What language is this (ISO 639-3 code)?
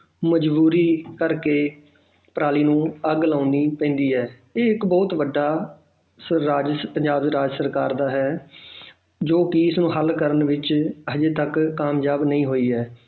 pan